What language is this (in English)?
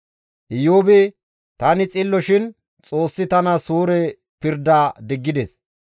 Gamo